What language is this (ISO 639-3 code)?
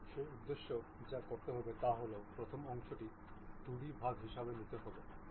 ben